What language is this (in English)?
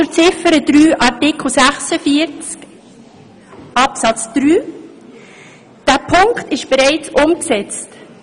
Swiss German